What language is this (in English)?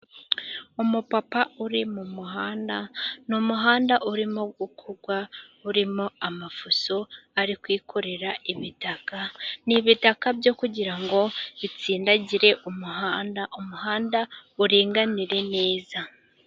Kinyarwanda